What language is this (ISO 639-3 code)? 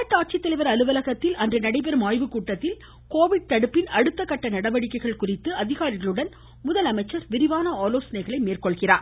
tam